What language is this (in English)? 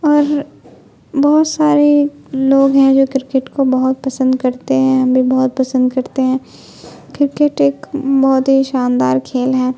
Urdu